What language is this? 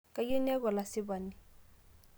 Masai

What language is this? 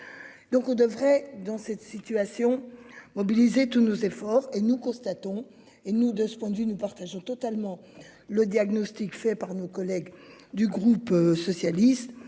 French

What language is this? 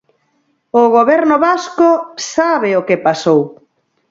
Galician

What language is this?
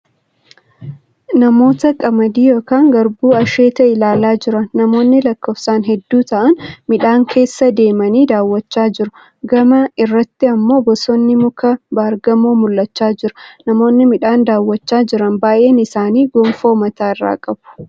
Oromo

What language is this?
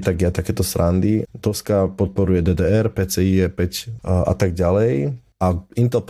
Slovak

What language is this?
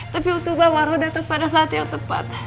Indonesian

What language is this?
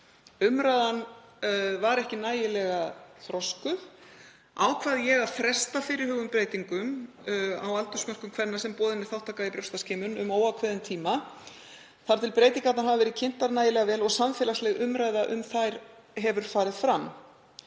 Icelandic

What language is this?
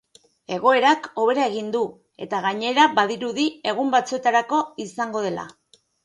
Basque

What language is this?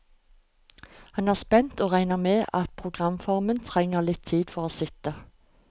Norwegian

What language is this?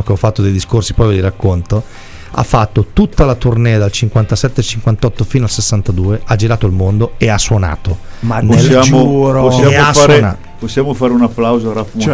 Italian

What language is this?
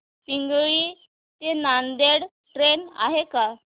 Marathi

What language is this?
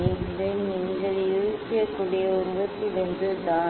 Tamil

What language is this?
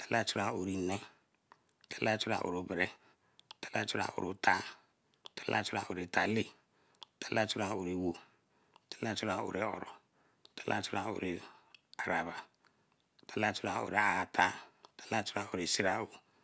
Eleme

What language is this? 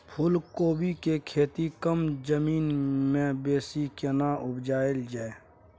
Maithili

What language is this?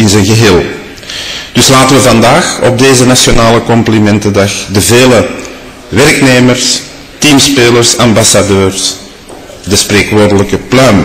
Dutch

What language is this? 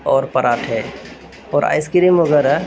Urdu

